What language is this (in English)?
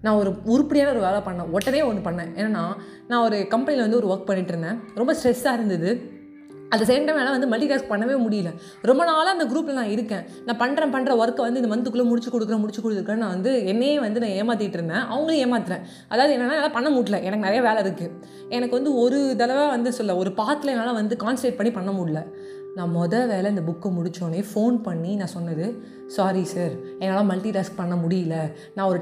Tamil